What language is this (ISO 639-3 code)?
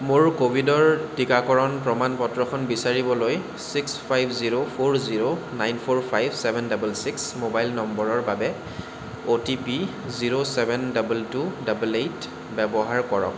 asm